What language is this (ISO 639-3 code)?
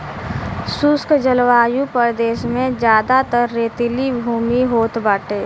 bho